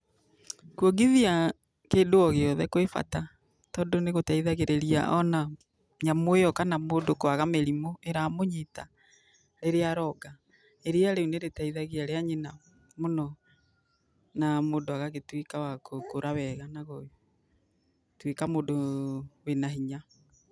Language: Kikuyu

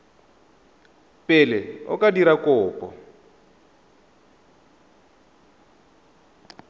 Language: Tswana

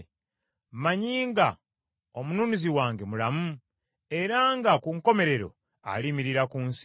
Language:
Ganda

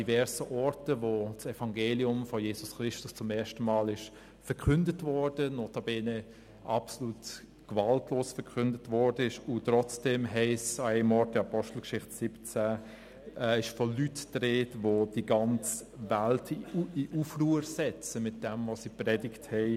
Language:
Swiss German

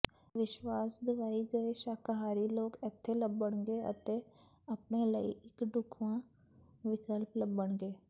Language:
Punjabi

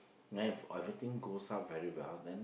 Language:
English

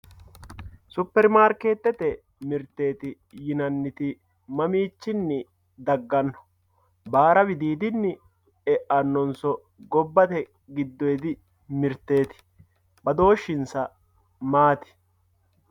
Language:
Sidamo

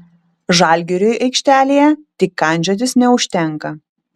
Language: Lithuanian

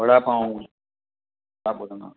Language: Sindhi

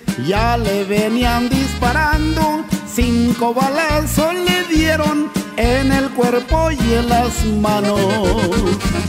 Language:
Spanish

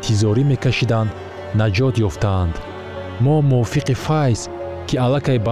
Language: Persian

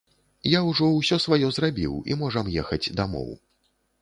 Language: Belarusian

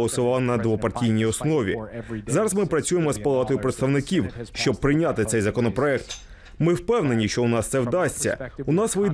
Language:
Ukrainian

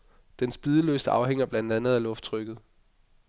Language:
Danish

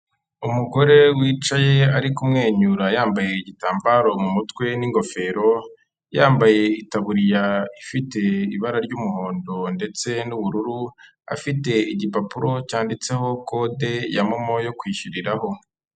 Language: Kinyarwanda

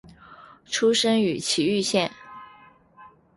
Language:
Chinese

